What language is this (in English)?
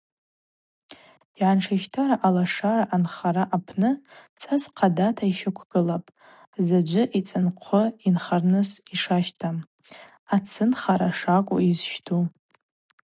Abaza